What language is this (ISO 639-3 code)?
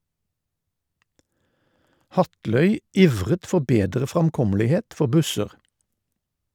nor